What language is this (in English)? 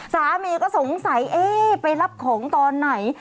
Thai